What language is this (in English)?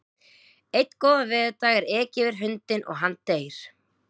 Icelandic